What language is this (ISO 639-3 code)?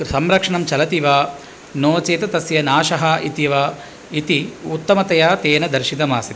san